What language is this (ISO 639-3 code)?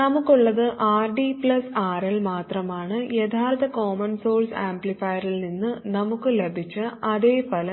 mal